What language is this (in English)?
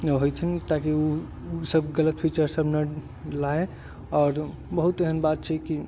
Maithili